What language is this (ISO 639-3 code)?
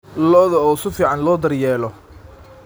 som